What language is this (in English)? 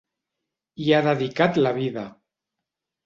Catalan